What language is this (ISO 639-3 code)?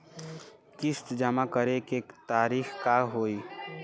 bho